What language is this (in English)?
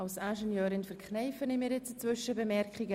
Swiss German